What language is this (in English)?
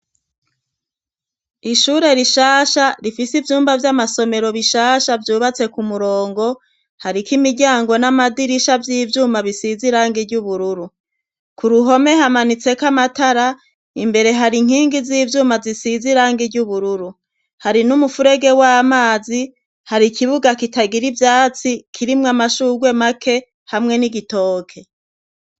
Rundi